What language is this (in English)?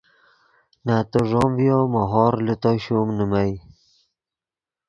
Yidgha